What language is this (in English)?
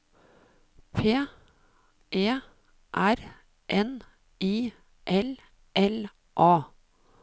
Norwegian